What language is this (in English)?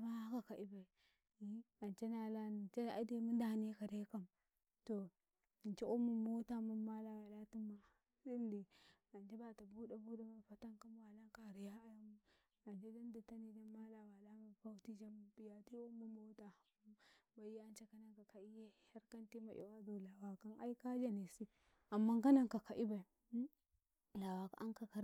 Karekare